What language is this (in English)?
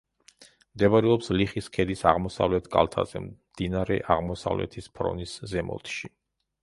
Georgian